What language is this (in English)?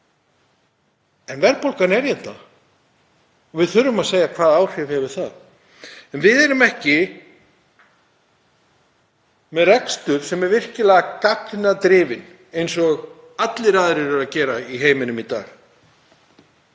Icelandic